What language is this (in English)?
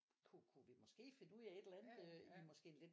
Danish